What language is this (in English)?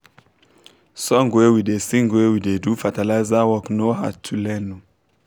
Nigerian Pidgin